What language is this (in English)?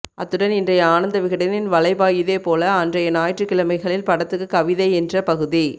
Tamil